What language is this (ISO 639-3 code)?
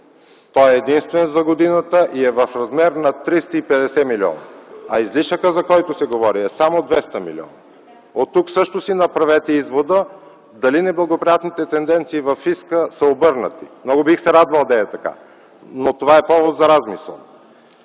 bul